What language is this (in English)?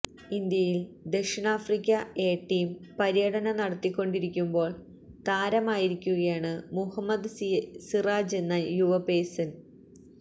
Malayalam